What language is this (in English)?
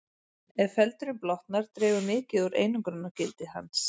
Icelandic